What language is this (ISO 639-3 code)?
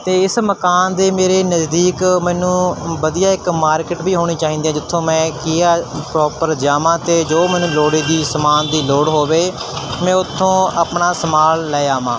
pan